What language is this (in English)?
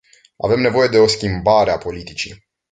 Romanian